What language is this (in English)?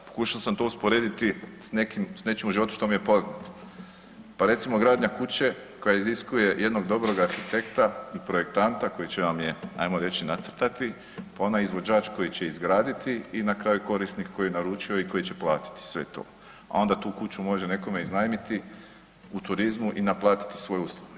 Croatian